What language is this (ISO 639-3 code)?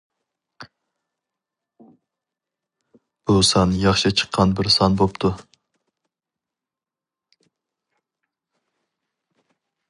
uig